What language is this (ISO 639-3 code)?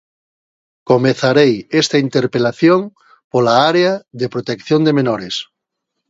glg